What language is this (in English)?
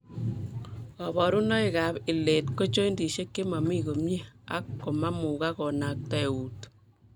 Kalenjin